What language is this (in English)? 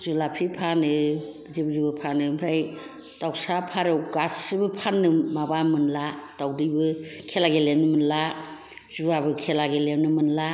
Bodo